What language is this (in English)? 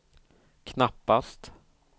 Swedish